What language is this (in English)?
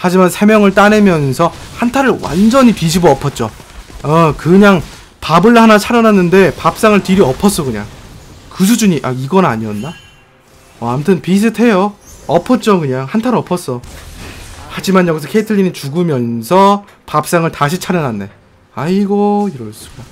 Korean